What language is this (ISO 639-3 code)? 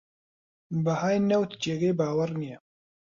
ckb